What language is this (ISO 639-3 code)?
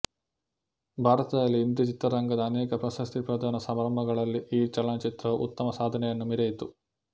kan